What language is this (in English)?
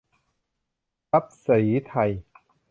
Thai